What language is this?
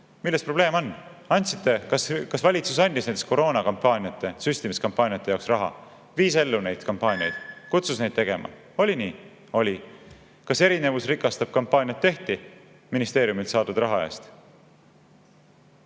Estonian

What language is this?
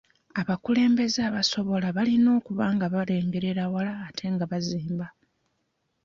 Ganda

